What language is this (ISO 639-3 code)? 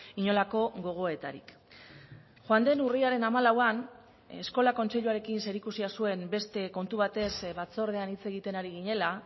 eus